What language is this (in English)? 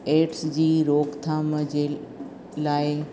Sindhi